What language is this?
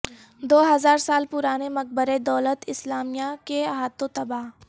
Urdu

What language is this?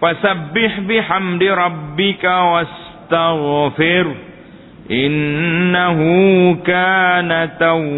Malay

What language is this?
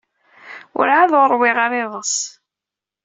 Kabyle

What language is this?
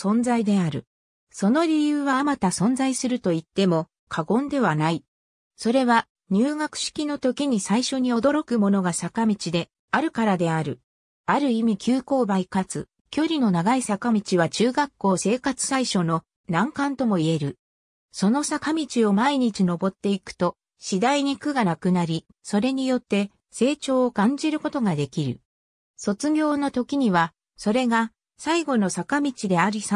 Japanese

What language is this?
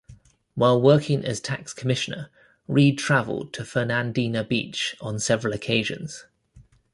English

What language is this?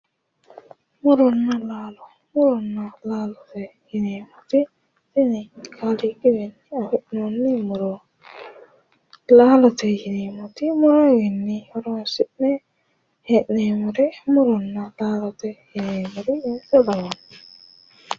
Sidamo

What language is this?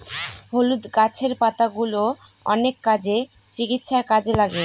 Bangla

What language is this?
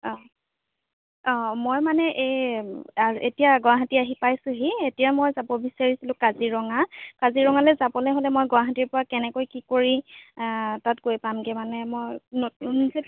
Assamese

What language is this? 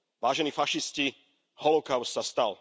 Slovak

